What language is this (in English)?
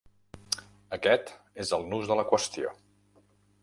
Catalan